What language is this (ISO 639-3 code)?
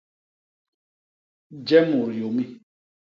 bas